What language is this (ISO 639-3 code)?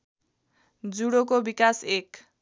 nep